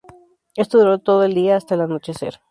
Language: Spanish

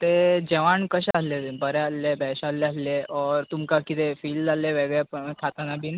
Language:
Konkani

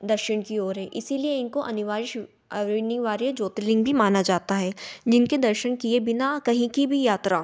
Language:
Hindi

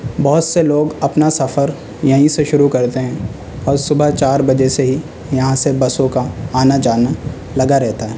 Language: Urdu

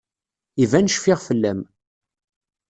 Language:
Kabyle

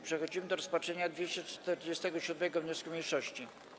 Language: Polish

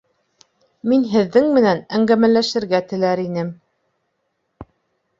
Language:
Bashkir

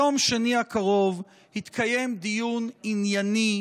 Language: Hebrew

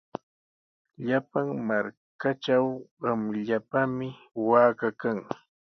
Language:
Sihuas Ancash Quechua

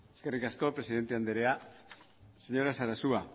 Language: Basque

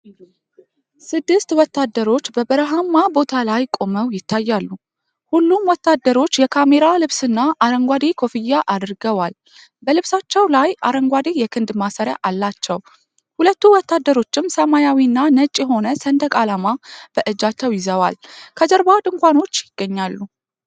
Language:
Amharic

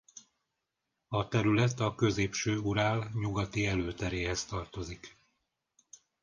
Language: Hungarian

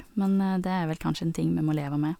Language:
Norwegian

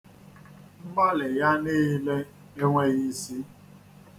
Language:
Igbo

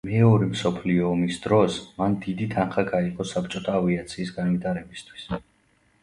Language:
Georgian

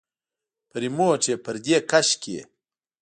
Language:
Pashto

